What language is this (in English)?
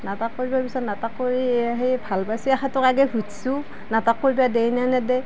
Assamese